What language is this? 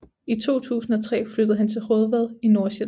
Danish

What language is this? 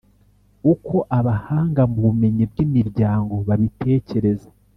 Kinyarwanda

